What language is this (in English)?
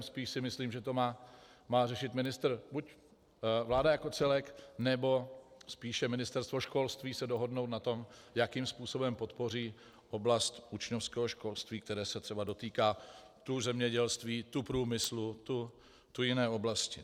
Czech